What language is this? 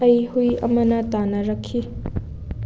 Manipuri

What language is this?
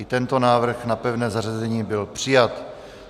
Czech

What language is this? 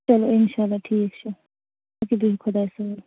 Kashmiri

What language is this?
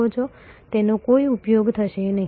Gujarati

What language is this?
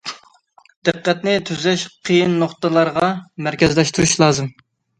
Uyghur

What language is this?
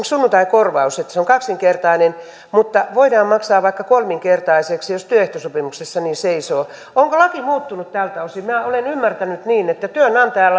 Finnish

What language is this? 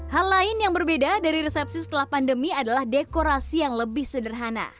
Indonesian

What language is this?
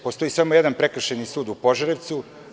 Serbian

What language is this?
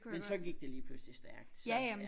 Danish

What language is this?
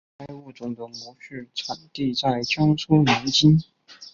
Chinese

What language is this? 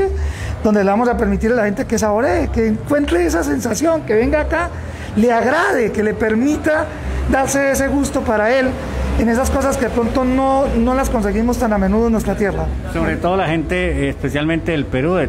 Spanish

